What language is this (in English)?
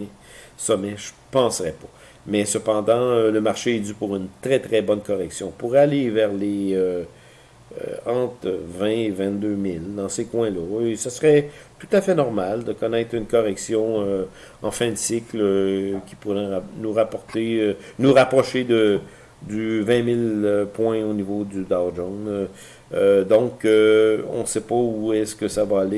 French